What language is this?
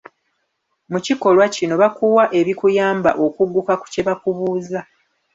Ganda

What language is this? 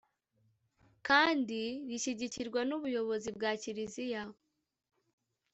Kinyarwanda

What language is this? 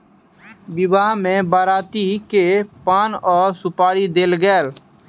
Maithili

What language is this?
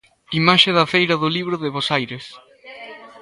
Galician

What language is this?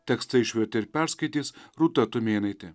Lithuanian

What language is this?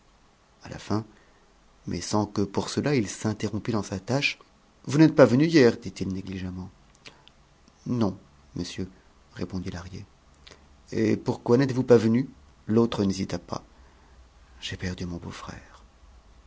French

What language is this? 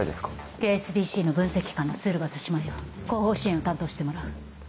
Japanese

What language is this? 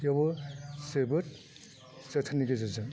Bodo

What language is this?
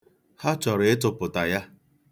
Igbo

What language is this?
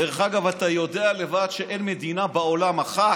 Hebrew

